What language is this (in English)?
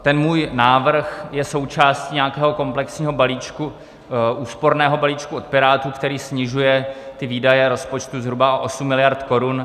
Czech